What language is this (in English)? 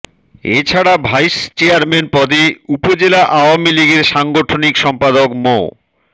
Bangla